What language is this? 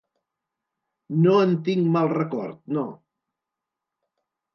Catalan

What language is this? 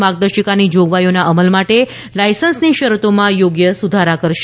Gujarati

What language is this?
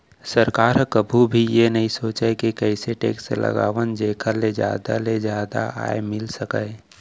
Chhattisgarhi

